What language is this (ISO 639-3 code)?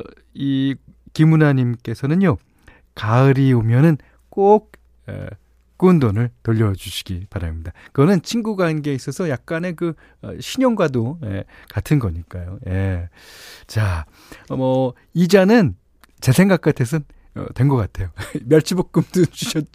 kor